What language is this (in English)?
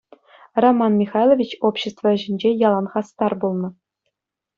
Chuvash